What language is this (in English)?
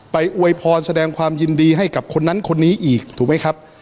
Thai